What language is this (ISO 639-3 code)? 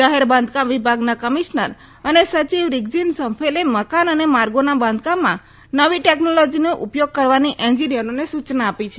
guj